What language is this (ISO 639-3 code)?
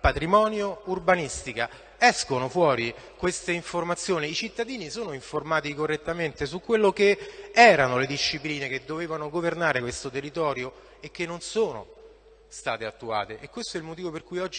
ita